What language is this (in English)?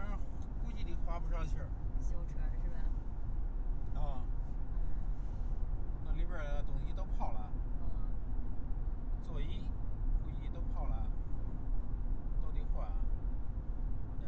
Chinese